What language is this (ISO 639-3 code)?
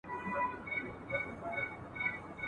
pus